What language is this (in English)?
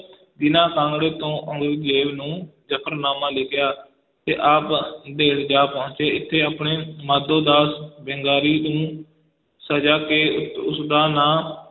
Punjabi